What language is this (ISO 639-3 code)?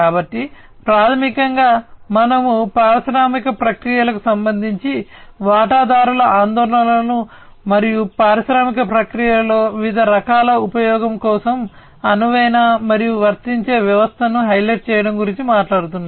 tel